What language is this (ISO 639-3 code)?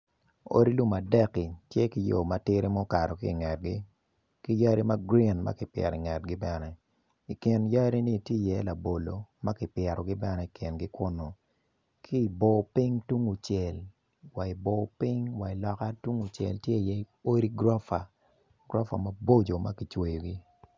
ach